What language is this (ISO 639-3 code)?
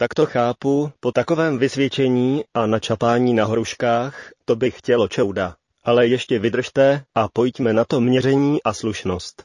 ces